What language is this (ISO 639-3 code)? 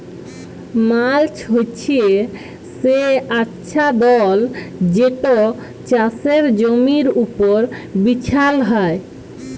ben